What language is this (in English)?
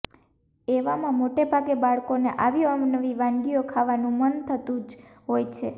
Gujarati